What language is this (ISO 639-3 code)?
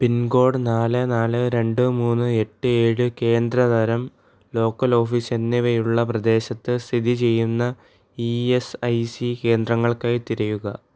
mal